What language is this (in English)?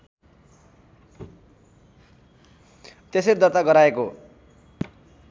Nepali